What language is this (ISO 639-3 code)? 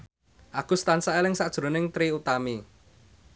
jav